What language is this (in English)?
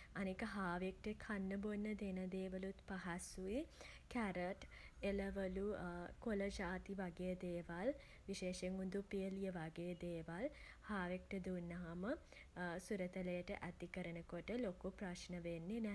Sinhala